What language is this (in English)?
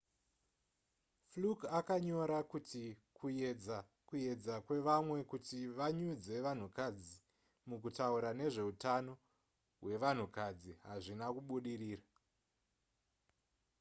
Shona